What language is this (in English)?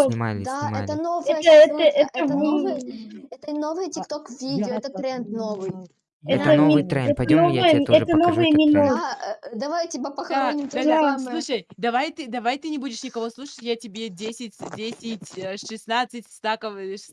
Russian